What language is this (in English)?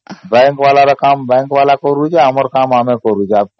Odia